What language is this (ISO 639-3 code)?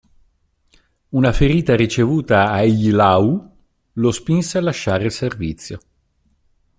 ita